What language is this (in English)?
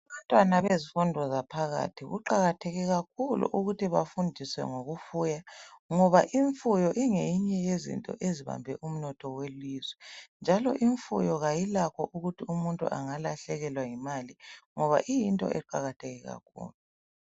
North Ndebele